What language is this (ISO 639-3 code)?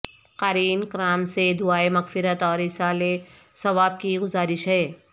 urd